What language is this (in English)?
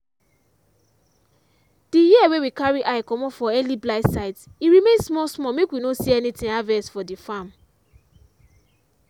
Nigerian Pidgin